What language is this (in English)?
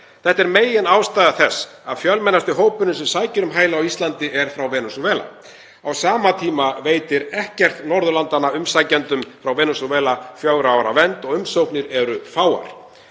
Icelandic